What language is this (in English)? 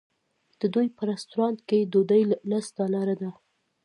Pashto